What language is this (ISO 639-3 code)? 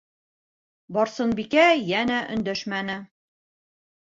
bak